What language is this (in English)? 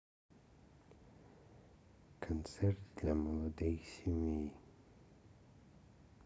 Russian